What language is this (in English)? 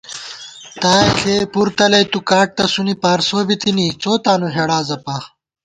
Gawar-Bati